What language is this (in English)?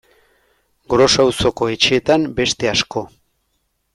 Basque